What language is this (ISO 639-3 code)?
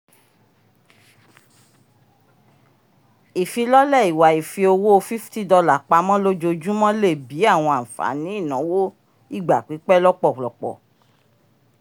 yor